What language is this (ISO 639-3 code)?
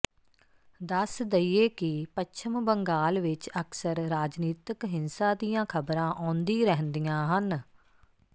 pan